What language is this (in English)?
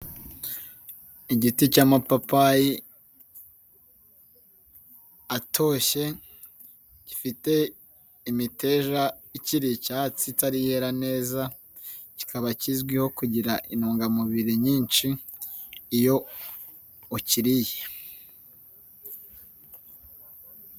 Kinyarwanda